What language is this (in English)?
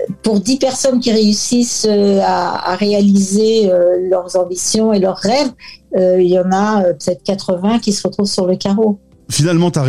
French